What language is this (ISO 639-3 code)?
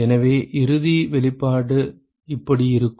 tam